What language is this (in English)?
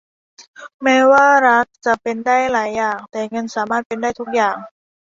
Thai